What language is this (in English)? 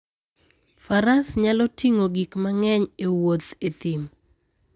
Luo (Kenya and Tanzania)